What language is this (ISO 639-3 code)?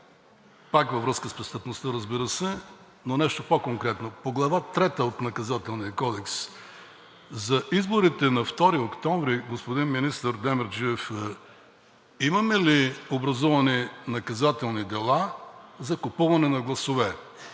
bul